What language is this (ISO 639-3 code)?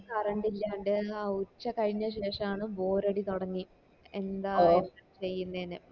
mal